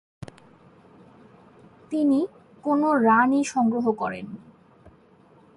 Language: Bangla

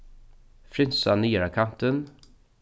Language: Faroese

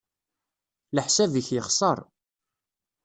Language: Kabyle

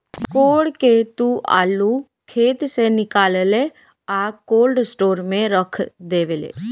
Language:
Bhojpuri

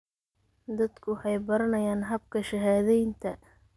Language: Somali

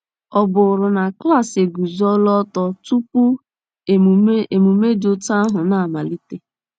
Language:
Igbo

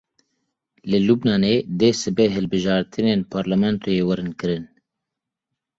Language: Kurdish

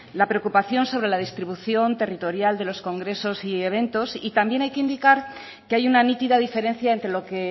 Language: Spanish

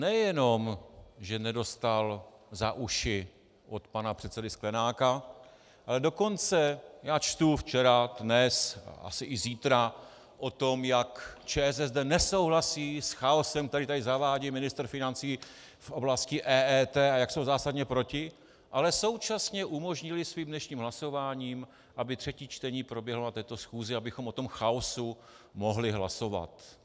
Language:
Czech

